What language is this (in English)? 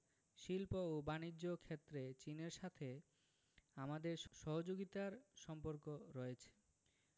Bangla